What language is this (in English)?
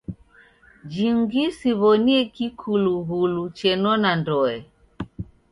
Taita